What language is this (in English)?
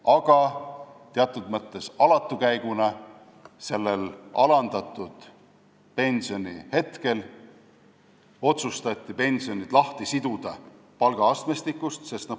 Estonian